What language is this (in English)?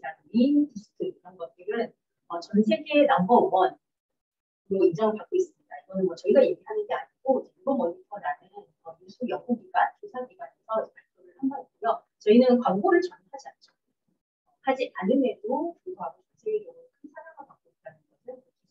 Korean